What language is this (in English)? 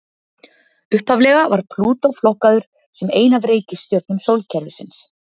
Icelandic